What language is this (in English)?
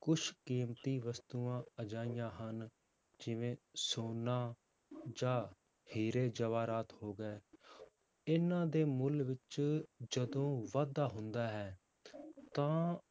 Punjabi